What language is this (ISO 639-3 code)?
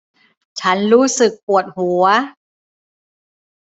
tha